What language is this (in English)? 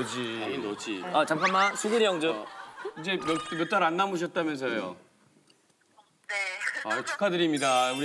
Korean